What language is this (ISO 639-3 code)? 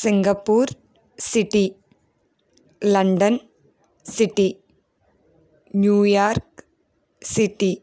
tel